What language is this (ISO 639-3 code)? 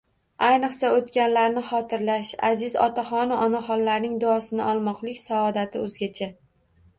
uzb